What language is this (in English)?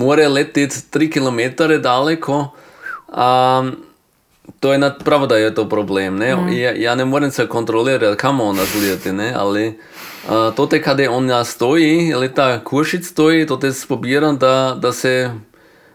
Croatian